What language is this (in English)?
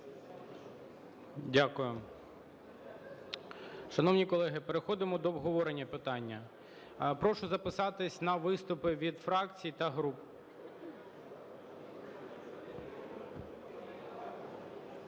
Ukrainian